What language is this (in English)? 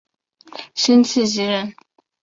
Chinese